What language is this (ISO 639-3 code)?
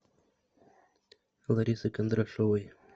rus